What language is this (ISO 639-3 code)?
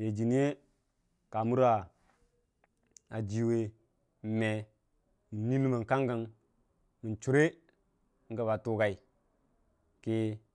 cfa